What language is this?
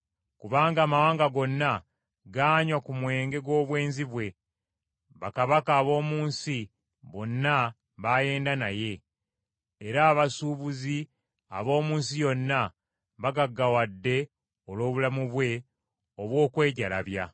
Ganda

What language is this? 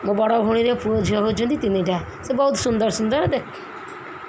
Odia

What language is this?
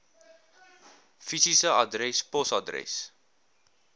Afrikaans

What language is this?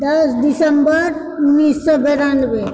Maithili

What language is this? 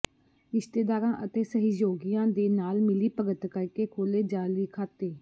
Punjabi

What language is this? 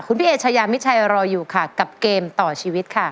Thai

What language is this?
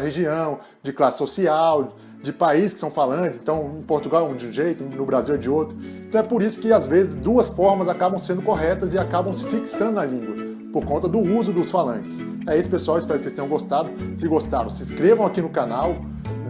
Portuguese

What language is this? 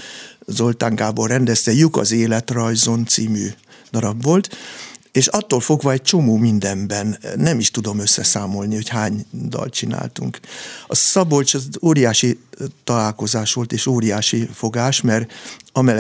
Hungarian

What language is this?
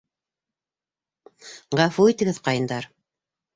Bashkir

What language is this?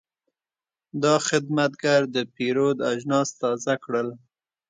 Pashto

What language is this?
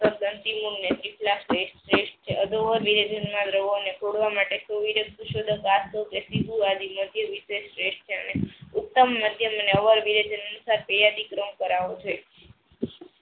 Gujarati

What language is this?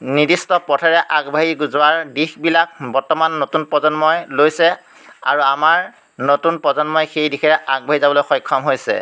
Assamese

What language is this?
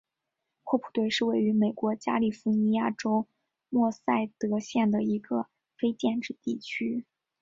Chinese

